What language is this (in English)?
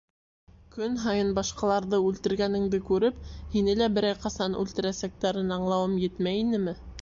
Bashkir